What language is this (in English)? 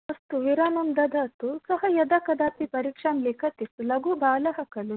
Sanskrit